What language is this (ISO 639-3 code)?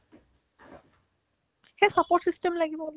asm